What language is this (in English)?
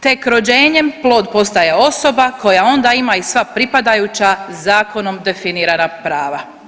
Croatian